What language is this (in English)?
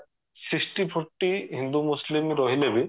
Odia